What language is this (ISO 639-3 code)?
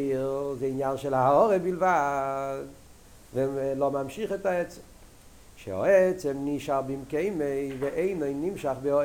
heb